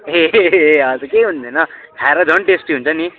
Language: Nepali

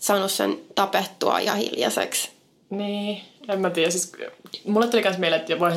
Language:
Finnish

